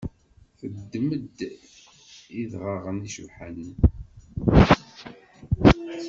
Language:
Kabyle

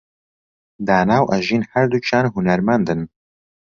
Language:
Central Kurdish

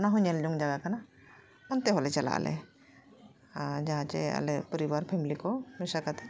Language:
Santali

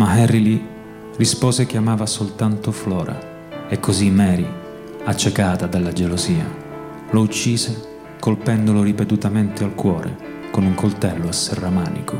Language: Italian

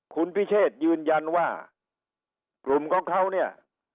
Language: Thai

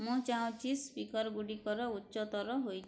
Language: Odia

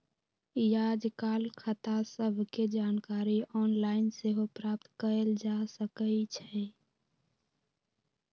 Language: Magahi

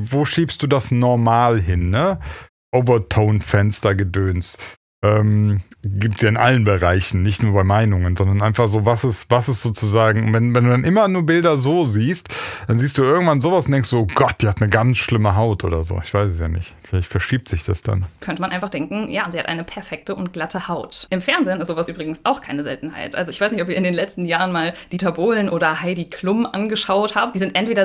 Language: German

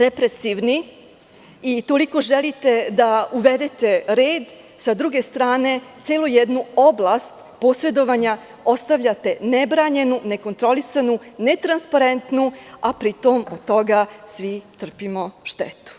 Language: Serbian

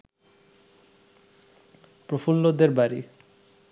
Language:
Bangla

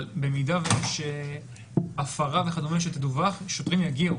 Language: Hebrew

